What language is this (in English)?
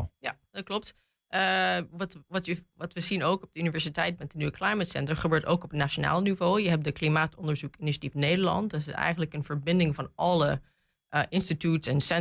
Dutch